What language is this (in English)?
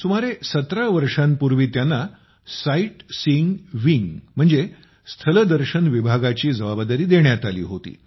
Marathi